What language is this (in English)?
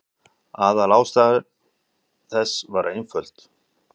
Icelandic